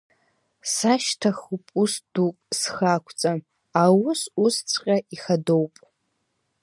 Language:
Abkhazian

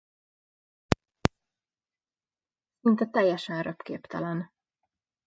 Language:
Hungarian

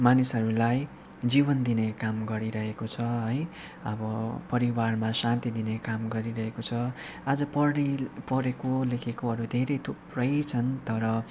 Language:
Nepali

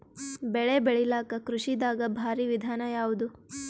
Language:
Kannada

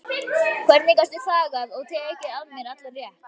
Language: Icelandic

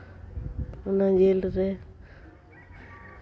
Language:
Santali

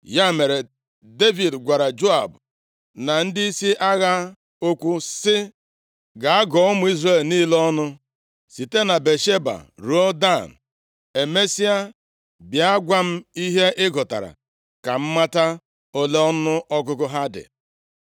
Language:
Igbo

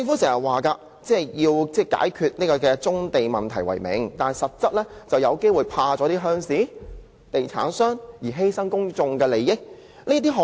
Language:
Cantonese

